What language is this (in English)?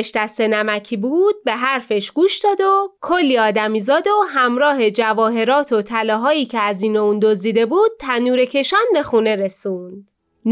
Persian